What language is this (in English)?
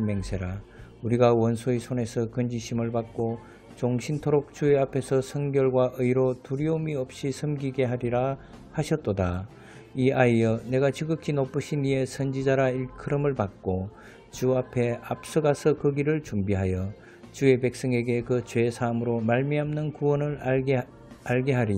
Korean